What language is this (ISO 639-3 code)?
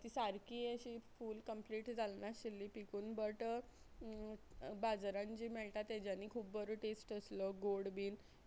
kok